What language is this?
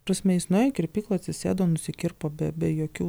Lithuanian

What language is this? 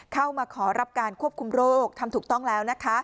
Thai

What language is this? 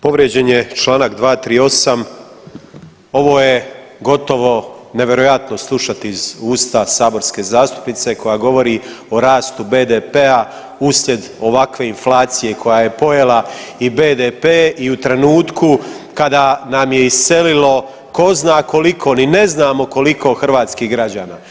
Croatian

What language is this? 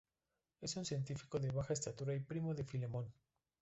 Spanish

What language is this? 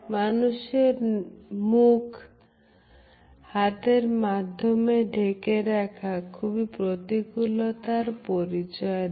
Bangla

